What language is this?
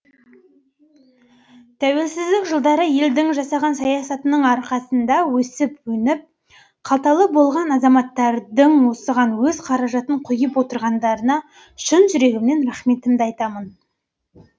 Kazakh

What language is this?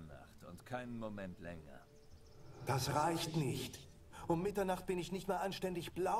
German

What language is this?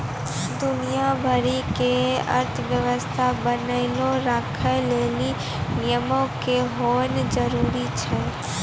Maithili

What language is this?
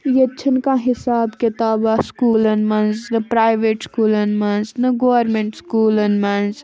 Kashmiri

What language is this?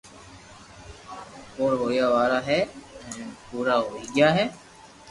Loarki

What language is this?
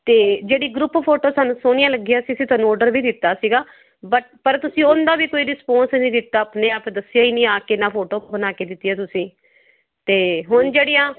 Punjabi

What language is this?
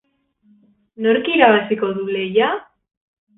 Basque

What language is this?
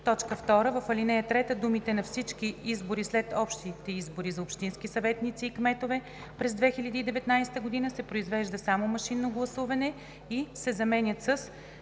Bulgarian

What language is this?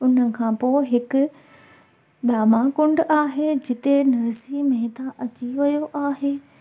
Sindhi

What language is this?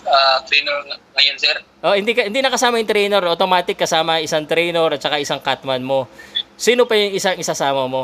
Filipino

